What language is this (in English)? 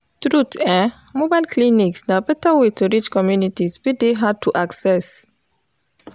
Nigerian Pidgin